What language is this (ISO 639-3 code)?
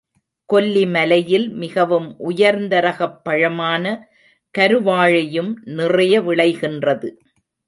tam